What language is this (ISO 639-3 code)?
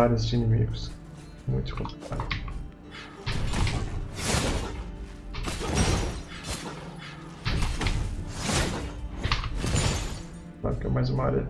por